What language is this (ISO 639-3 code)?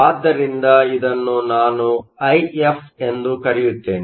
kan